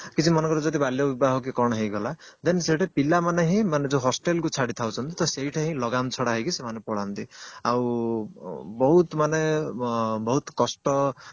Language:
Odia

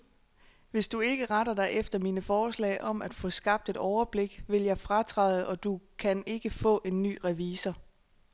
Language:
Danish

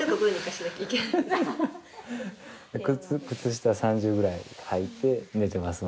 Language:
Japanese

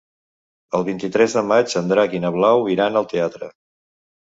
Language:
Catalan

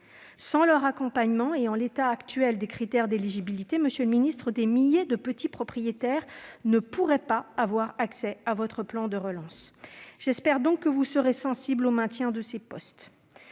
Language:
French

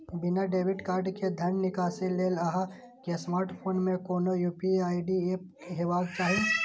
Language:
Maithili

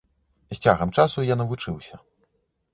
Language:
Belarusian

